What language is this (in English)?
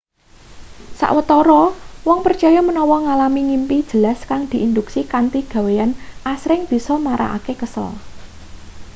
Javanese